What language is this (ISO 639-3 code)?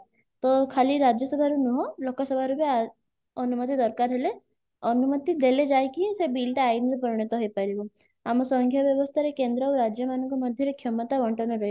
ori